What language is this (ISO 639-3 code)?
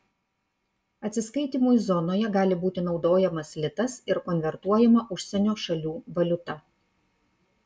lit